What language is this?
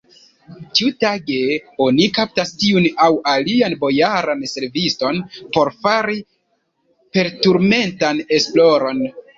Esperanto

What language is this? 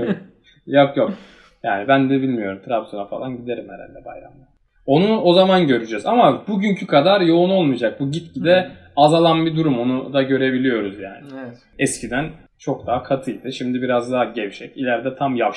Turkish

